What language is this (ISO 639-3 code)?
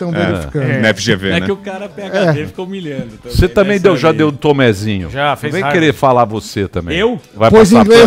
por